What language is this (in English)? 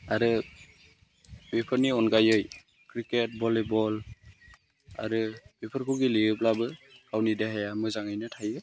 Bodo